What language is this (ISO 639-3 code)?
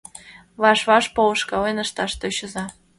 chm